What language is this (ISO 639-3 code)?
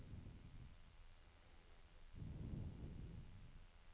nor